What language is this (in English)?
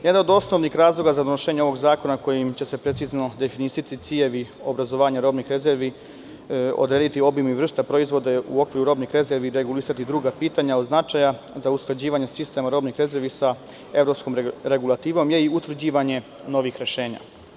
Serbian